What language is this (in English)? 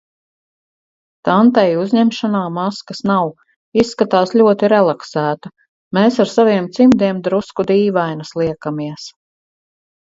Latvian